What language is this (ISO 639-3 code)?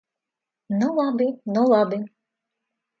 lav